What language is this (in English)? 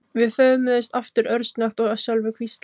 Icelandic